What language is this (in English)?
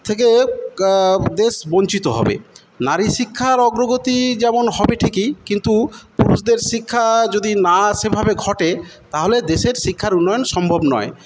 Bangla